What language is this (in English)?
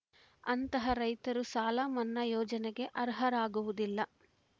Kannada